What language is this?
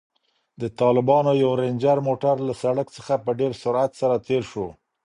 Pashto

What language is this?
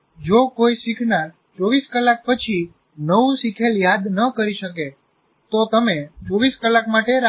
Gujarati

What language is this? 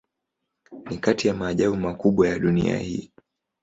Swahili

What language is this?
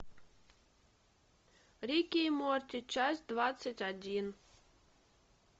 Russian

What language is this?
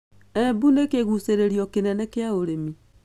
Kikuyu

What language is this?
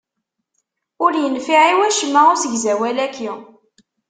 Kabyle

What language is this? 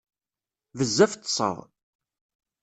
Kabyle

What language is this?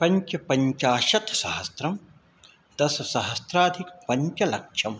Sanskrit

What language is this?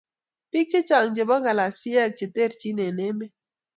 Kalenjin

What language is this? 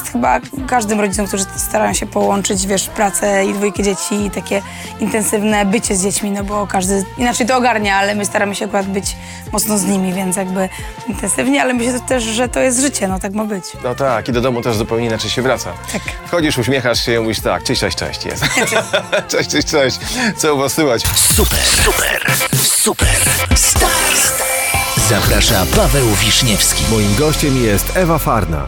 Polish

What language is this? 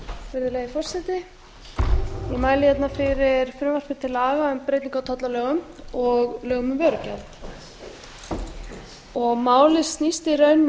Icelandic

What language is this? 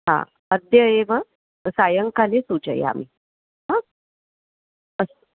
Sanskrit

